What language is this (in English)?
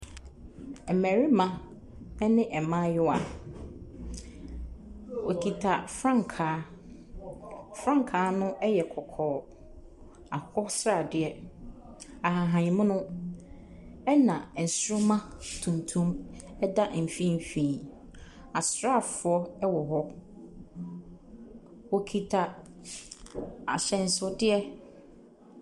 Akan